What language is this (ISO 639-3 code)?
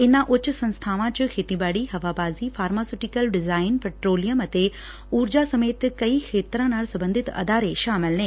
pan